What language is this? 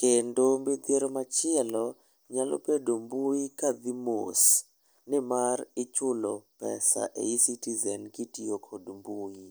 Luo (Kenya and Tanzania)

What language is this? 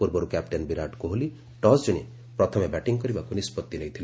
Odia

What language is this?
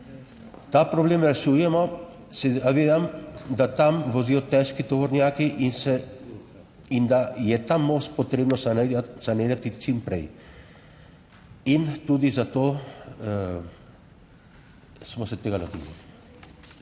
Slovenian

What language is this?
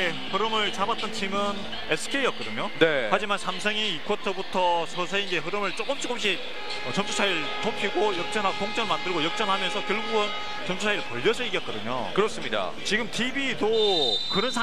Korean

